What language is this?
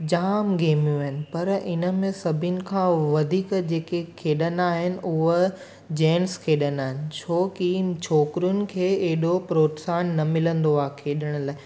Sindhi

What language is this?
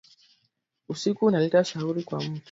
Swahili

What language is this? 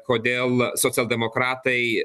Lithuanian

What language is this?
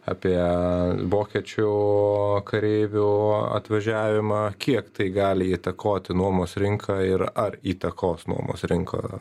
Lithuanian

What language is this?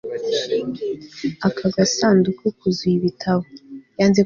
Kinyarwanda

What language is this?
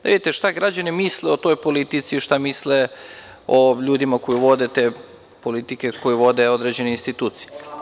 Serbian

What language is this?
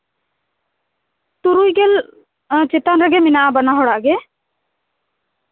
Santali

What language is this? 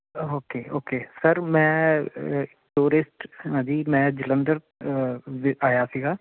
Punjabi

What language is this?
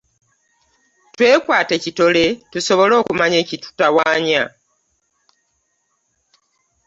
Ganda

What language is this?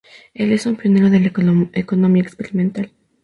Spanish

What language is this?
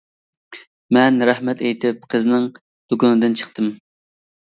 Uyghur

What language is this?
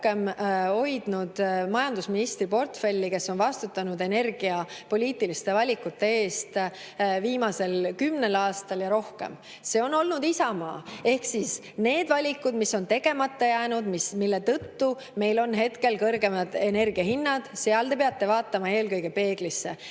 Estonian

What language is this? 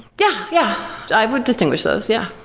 English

